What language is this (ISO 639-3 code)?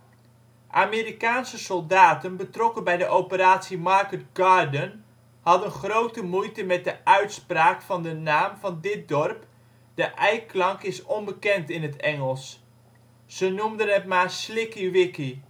nld